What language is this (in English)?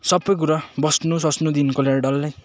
Nepali